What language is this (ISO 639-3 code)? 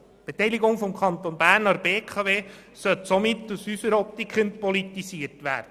gsw